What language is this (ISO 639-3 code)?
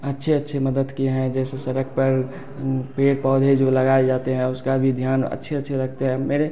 hin